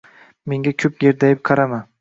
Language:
Uzbek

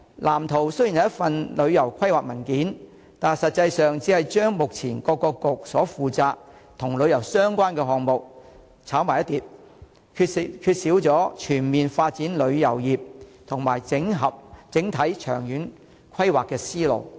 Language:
Cantonese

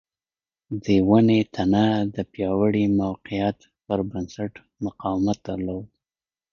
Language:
Pashto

